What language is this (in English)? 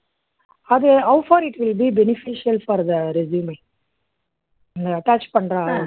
Tamil